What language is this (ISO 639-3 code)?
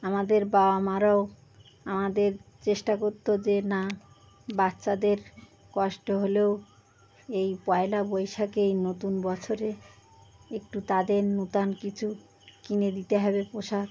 ben